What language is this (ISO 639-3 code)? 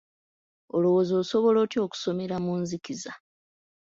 lug